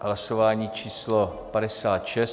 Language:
Czech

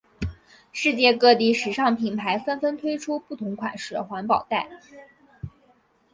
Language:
Chinese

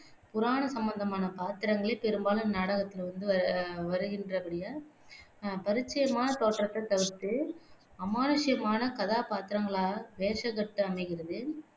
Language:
Tamil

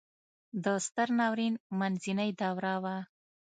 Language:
Pashto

